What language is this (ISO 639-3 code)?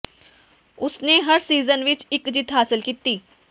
pan